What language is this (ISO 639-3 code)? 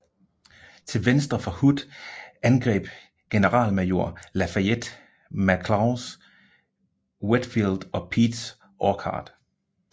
dan